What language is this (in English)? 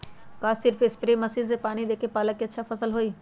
Magahi